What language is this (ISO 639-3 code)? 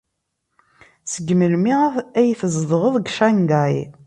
kab